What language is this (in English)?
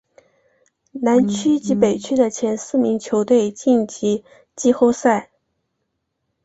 Chinese